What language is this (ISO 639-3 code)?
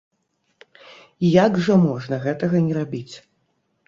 bel